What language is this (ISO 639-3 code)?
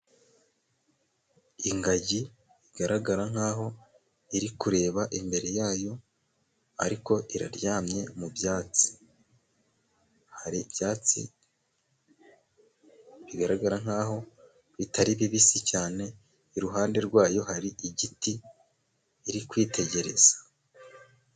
kin